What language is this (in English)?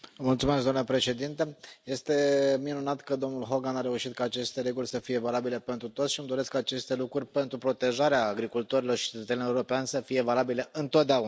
Romanian